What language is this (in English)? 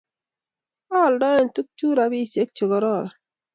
Kalenjin